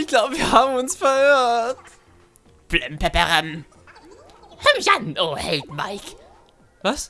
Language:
German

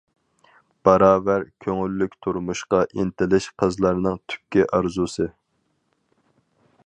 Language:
Uyghur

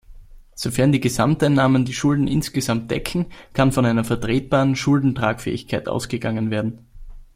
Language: German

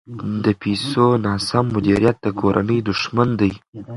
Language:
Pashto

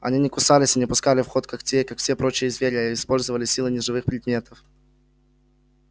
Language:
Russian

